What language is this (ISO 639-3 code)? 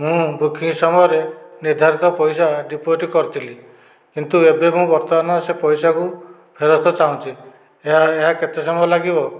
ori